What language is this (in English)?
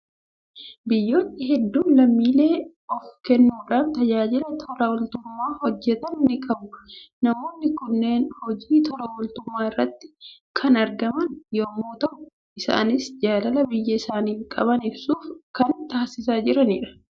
Oromo